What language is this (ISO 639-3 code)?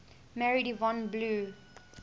eng